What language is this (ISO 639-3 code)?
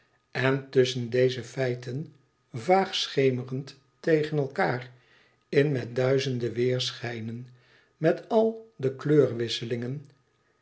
nld